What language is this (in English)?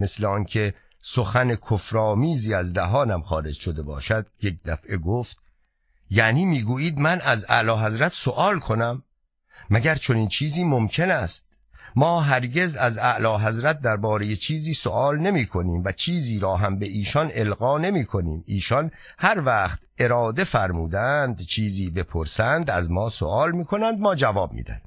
Persian